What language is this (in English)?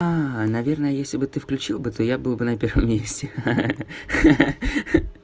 Russian